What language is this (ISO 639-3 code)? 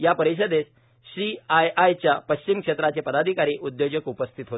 mar